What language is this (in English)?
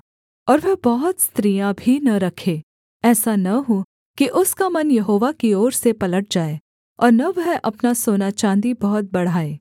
Hindi